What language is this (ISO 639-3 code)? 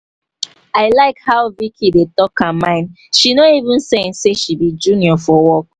pcm